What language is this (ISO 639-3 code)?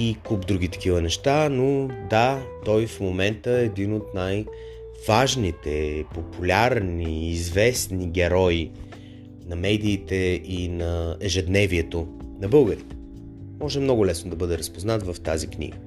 bul